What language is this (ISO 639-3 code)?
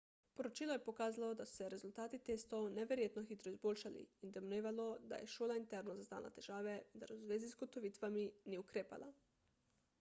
slv